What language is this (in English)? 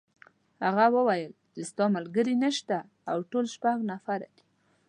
Pashto